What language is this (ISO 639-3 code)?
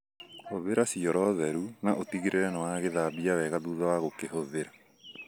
kik